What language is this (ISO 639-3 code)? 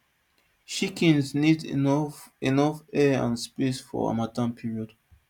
pcm